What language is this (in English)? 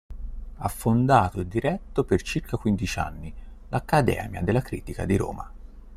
Italian